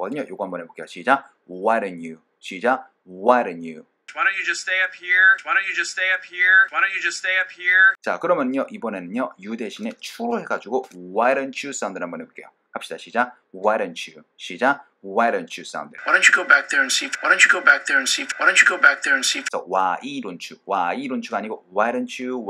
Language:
Korean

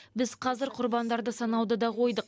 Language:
Kazakh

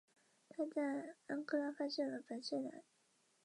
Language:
Chinese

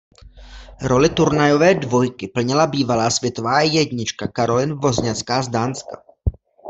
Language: Czech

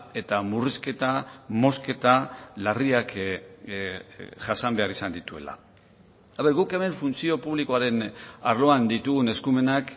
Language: Basque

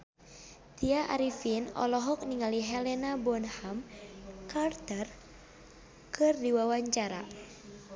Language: Sundanese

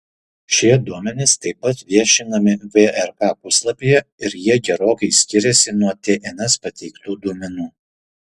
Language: Lithuanian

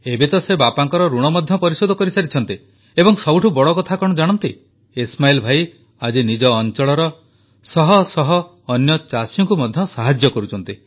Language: Odia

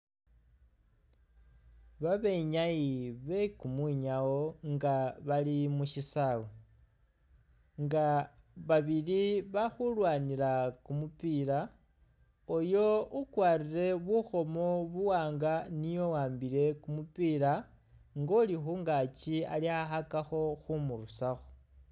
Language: Masaaba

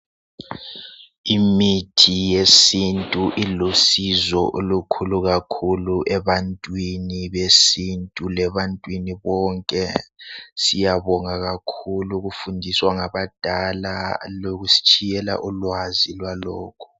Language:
North Ndebele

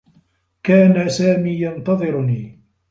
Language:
Arabic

